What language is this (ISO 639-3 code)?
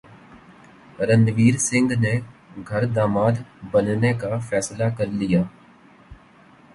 urd